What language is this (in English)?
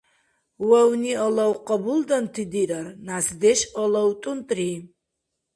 Dargwa